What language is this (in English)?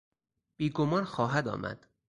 Persian